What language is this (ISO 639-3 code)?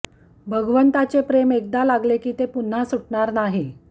mar